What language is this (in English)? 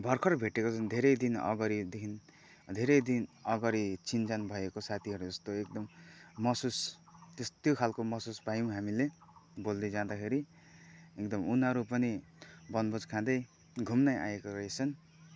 Nepali